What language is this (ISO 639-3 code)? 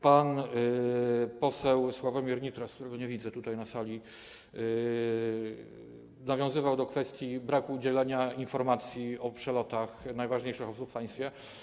pol